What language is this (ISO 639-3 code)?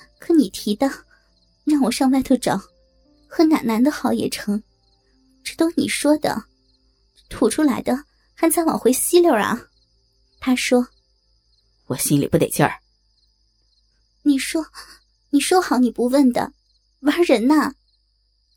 zho